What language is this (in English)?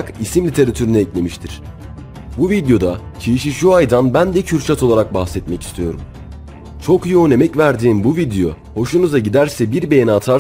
Turkish